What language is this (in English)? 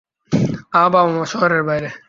Bangla